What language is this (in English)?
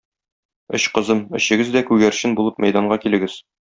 Tatar